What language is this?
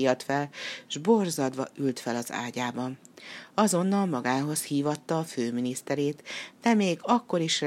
Hungarian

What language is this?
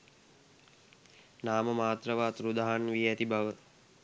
Sinhala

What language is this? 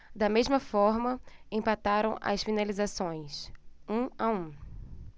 Portuguese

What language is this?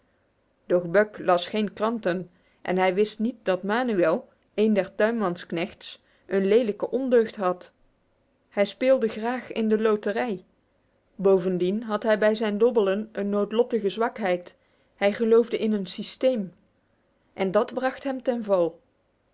Dutch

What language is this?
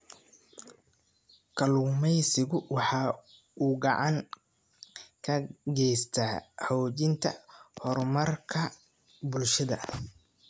Somali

